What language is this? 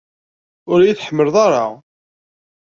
Kabyle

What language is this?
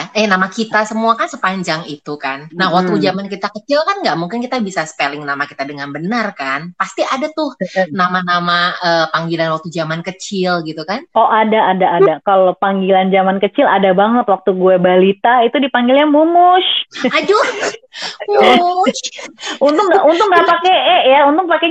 Indonesian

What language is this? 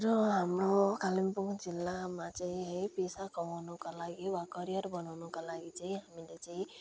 Nepali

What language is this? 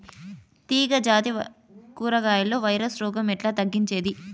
Telugu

